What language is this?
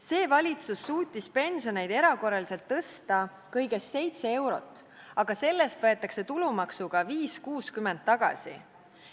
Estonian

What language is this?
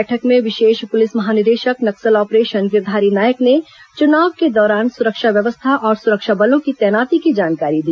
Hindi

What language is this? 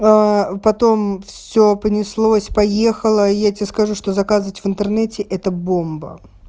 Russian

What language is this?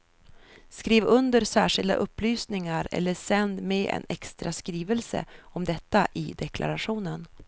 Swedish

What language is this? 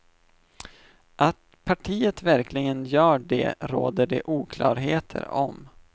Swedish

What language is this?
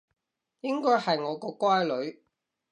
Cantonese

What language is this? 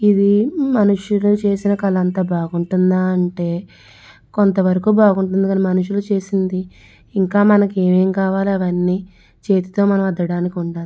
Telugu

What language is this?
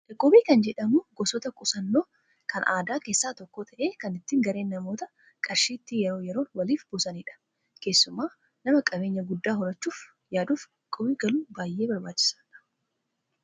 Oromo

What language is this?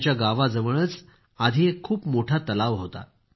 Marathi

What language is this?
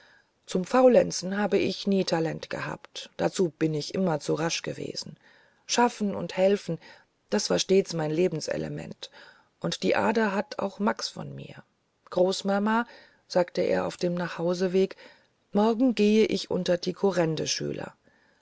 German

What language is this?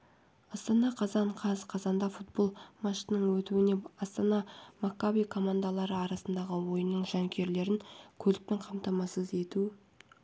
Kazakh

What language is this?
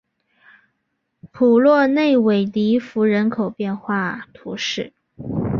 Chinese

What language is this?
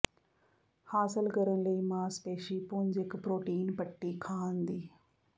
Punjabi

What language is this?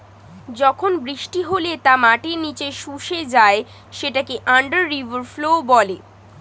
Bangla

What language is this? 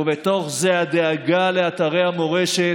Hebrew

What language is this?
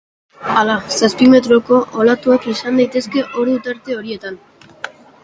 Basque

